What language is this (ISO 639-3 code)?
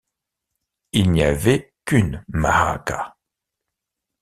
fra